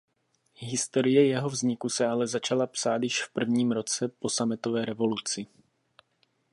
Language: Czech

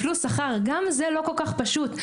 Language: Hebrew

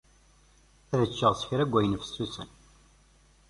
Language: Kabyle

